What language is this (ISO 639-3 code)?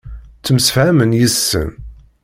kab